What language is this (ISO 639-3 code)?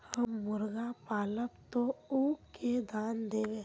mag